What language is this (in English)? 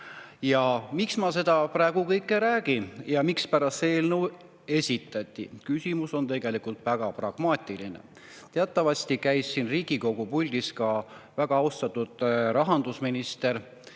Estonian